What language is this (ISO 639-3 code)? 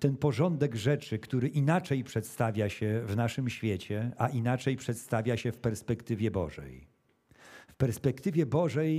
pol